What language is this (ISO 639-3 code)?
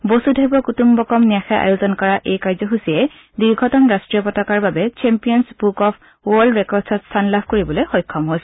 asm